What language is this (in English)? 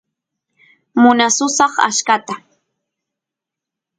Santiago del Estero Quichua